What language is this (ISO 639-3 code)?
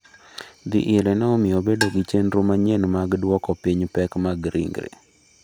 luo